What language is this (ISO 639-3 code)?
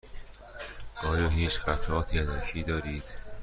fas